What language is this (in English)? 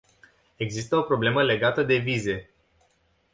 Romanian